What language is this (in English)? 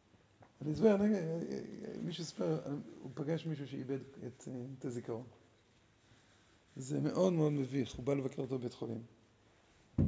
Hebrew